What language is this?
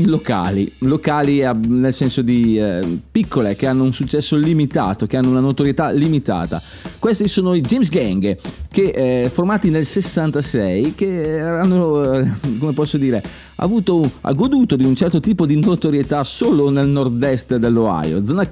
Italian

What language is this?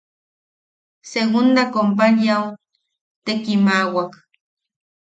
Yaqui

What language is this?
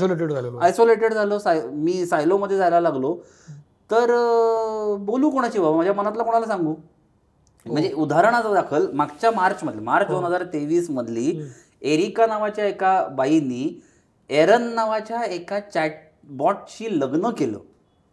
Marathi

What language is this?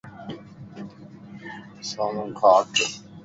Lasi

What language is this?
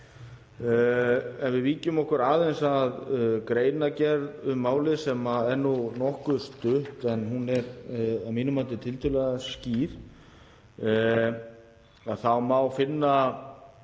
Icelandic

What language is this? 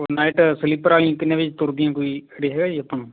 Punjabi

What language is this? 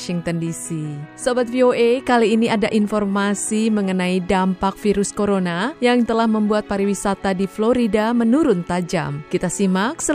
Indonesian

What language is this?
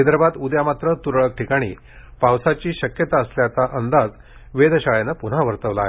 Marathi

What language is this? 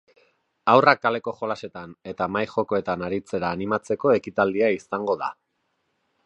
Basque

